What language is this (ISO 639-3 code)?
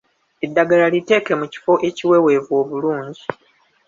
lug